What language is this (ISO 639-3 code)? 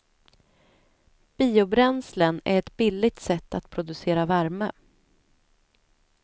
swe